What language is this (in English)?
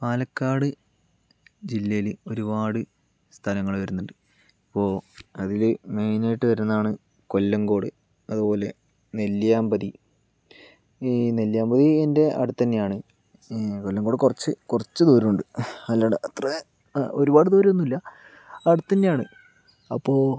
Malayalam